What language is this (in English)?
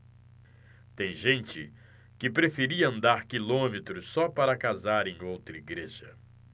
Portuguese